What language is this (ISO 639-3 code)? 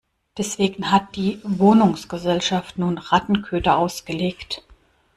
deu